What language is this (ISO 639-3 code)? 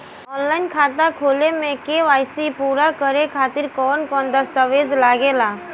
bho